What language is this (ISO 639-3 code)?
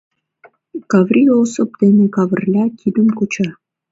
chm